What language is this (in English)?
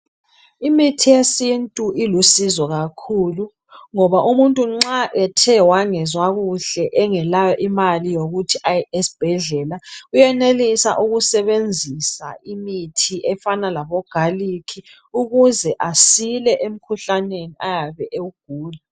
North Ndebele